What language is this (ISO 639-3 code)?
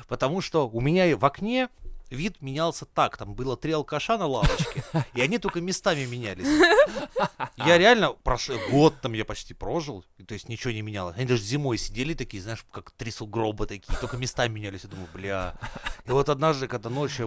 rus